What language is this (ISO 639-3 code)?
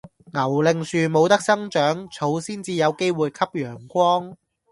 yue